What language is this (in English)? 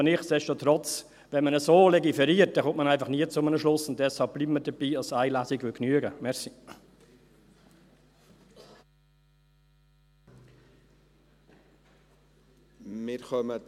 Swiss German